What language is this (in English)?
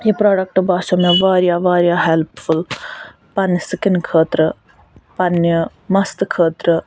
Kashmiri